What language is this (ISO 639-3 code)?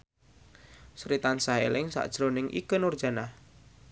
jav